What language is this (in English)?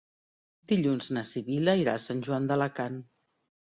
Catalan